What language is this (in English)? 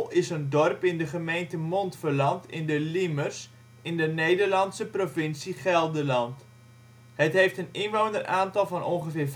Dutch